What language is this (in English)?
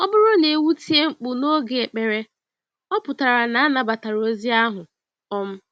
Igbo